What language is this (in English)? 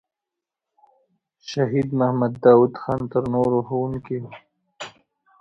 Pashto